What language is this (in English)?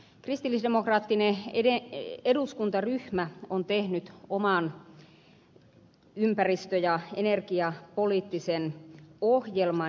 Finnish